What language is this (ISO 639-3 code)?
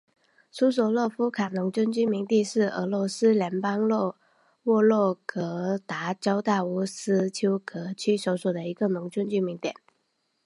zho